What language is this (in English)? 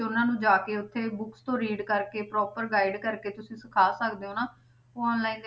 Punjabi